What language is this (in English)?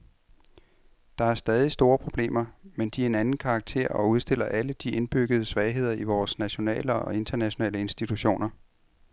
Danish